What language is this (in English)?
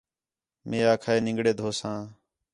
Khetrani